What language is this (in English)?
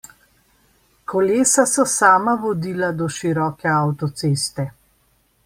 Slovenian